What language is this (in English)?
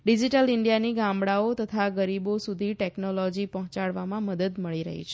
Gujarati